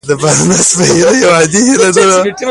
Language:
Pashto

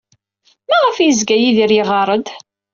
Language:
Kabyle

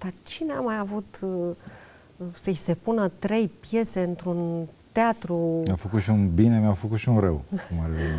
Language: Romanian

